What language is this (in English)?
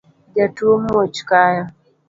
Luo (Kenya and Tanzania)